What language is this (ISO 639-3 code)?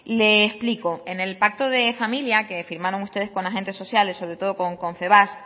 spa